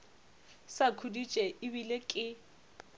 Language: Northern Sotho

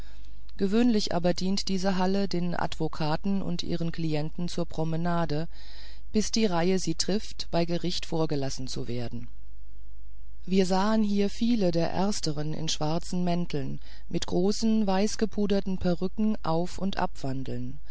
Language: German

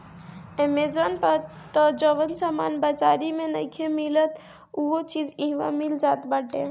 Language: Bhojpuri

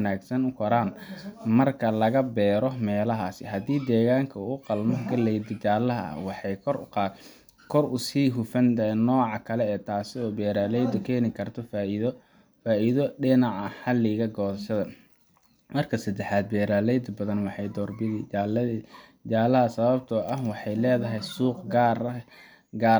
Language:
Somali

